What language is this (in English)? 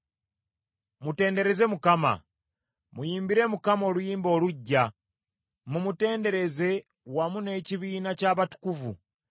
Ganda